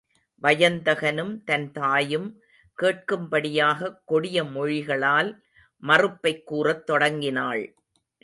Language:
Tamil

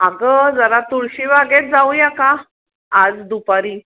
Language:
Marathi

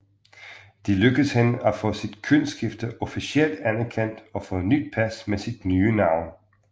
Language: Danish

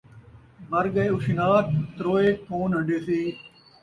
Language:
Saraiki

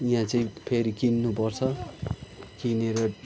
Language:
Nepali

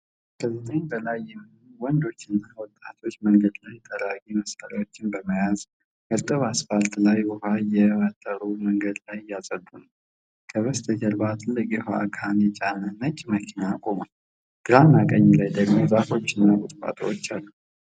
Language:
Amharic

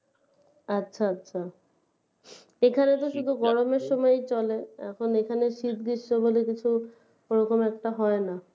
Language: Bangla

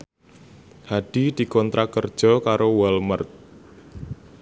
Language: Javanese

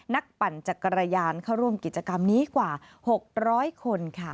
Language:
Thai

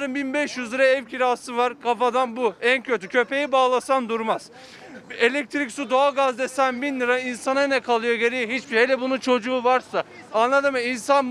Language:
Turkish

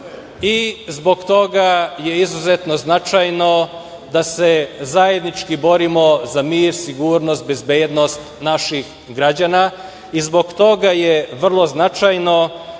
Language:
Serbian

